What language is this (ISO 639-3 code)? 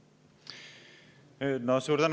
est